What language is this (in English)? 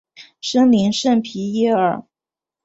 Chinese